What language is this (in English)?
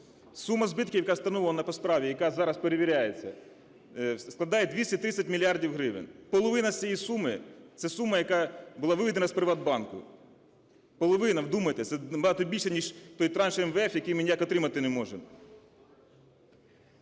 Ukrainian